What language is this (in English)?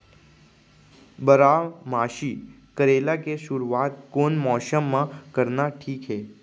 Chhattisgarhi